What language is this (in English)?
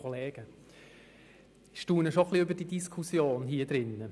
Swiss German